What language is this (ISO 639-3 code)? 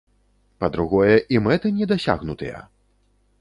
bel